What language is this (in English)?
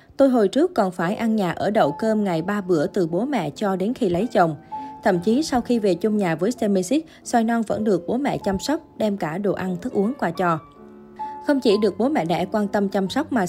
Vietnamese